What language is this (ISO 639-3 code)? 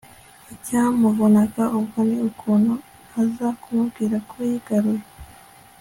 kin